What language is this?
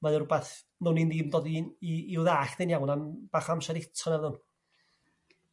Welsh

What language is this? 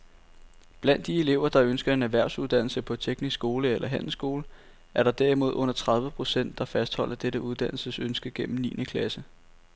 Danish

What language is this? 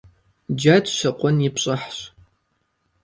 Kabardian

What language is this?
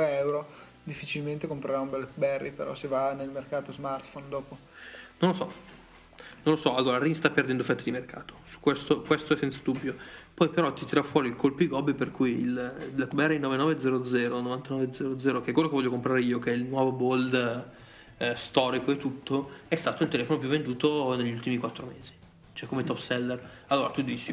Italian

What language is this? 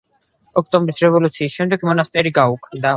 Georgian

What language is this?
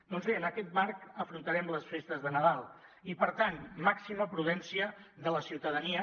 Catalan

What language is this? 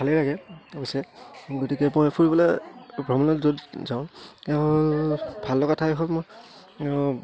Assamese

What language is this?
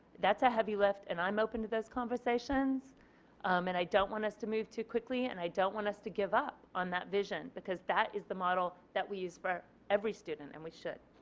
English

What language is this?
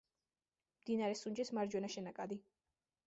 Georgian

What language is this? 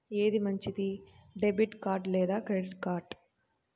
Telugu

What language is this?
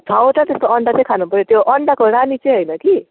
Nepali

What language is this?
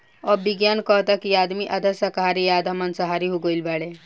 Bhojpuri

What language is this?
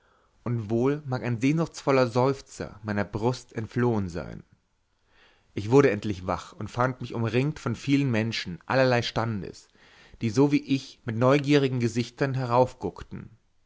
German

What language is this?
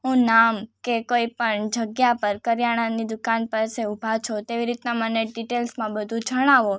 Gujarati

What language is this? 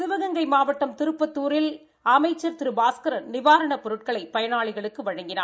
Tamil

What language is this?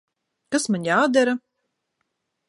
Latvian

